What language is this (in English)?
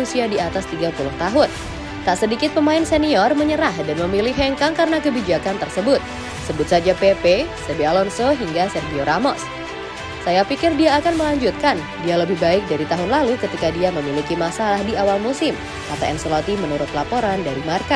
Indonesian